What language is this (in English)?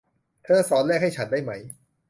Thai